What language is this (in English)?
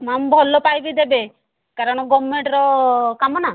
Odia